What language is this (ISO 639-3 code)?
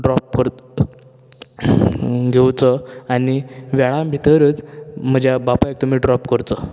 kok